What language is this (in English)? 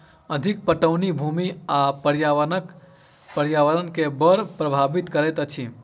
Maithili